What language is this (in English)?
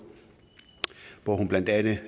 Danish